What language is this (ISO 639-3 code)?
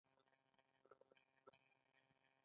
pus